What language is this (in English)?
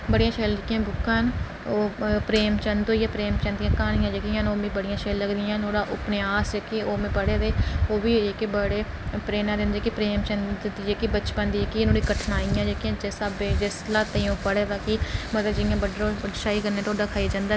Dogri